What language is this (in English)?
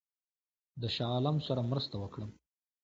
Pashto